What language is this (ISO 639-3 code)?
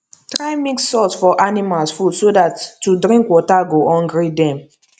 pcm